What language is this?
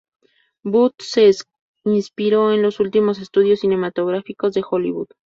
Spanish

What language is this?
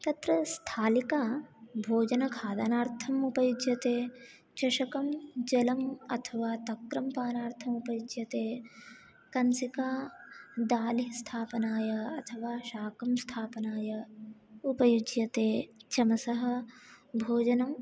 Sanskrit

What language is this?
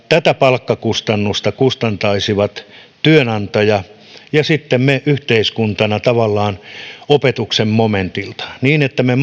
Finnish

